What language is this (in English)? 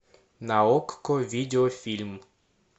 Russian